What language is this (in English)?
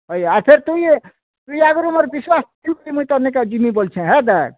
Odia